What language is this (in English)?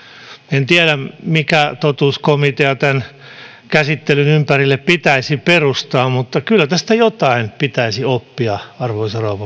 Finnish